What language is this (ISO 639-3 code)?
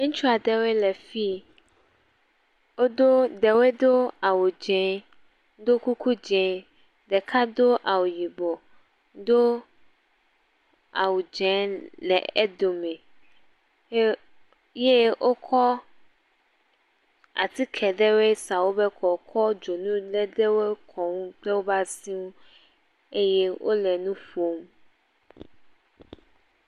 ewe